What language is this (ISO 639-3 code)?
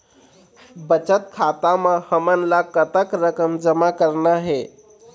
hne